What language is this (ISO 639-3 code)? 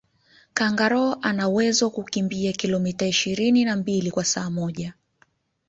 swa